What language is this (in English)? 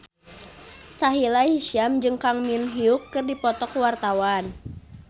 Sundanese